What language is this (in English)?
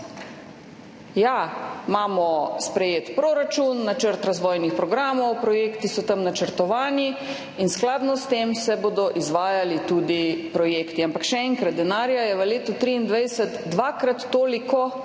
Slovenian